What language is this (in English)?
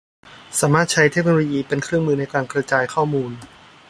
Thai